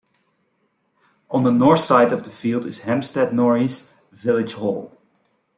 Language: English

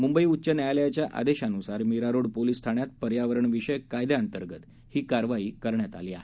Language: Marathi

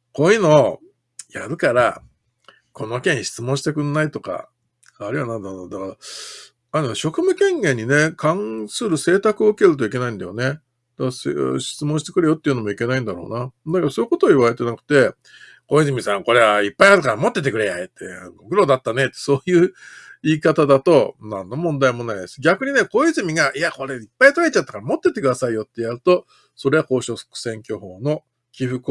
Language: Japanese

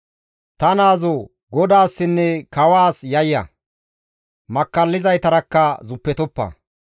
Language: Gamo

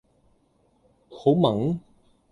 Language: Cantonese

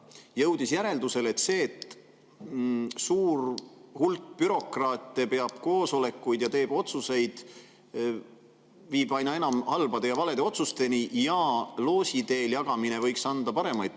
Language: Estonian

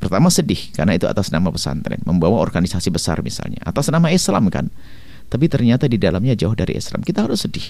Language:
Indonesian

